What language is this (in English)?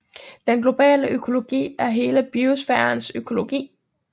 Danish